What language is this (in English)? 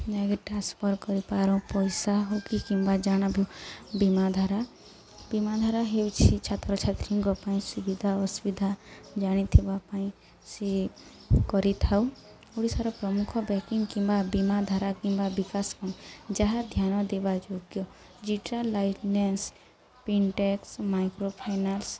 Odia